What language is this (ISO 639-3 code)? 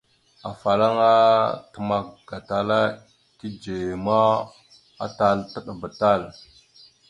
mxu